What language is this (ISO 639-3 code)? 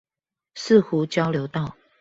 zho